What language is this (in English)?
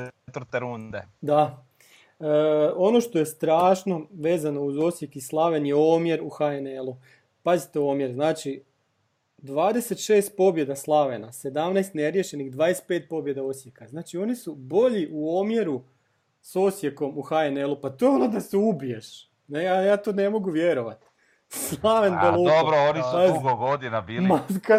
Croatian